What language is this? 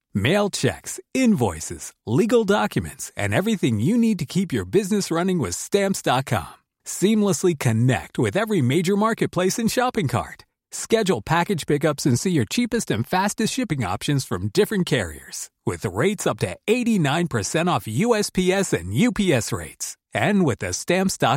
French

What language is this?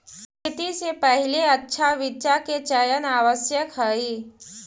Magahi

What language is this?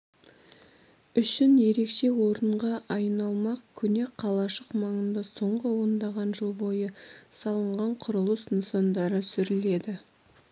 Kazakh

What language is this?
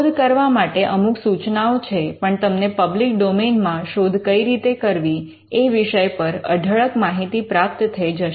Gujarati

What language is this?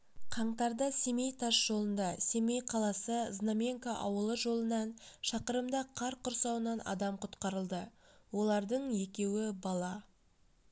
Kazakh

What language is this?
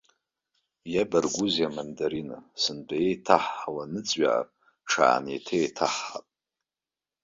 Abkhazian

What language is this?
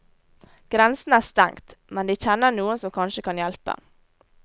Norwegian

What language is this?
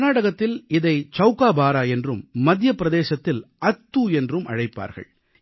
Tamil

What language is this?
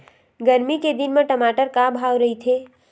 Chhattisgarhi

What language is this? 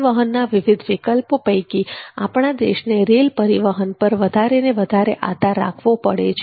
Gujarati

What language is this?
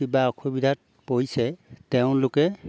Assamese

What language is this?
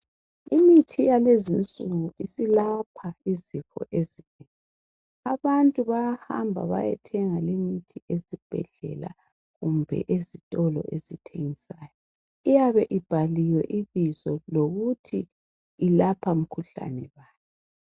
North Ndebele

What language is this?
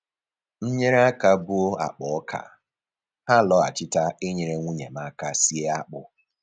Igbo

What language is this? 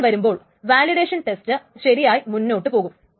Malayalam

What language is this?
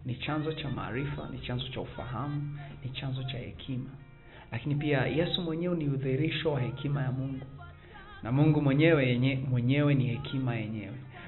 Swahili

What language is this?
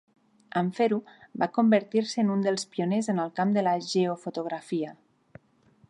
Catalan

